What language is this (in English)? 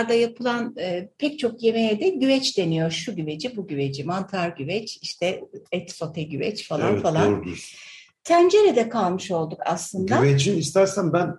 Turkish